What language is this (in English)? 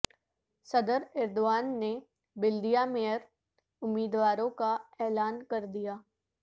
Urdu